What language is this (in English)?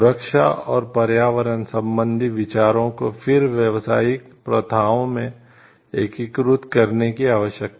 Hindi